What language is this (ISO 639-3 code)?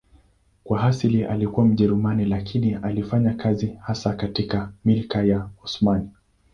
swa